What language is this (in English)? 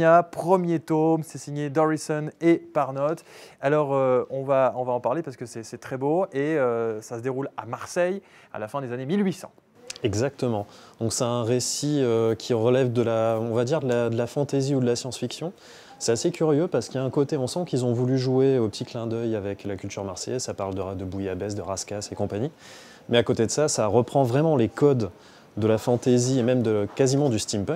French